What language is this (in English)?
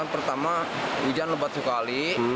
Indonesian